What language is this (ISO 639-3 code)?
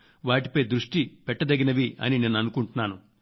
tel